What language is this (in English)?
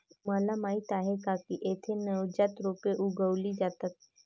Marathi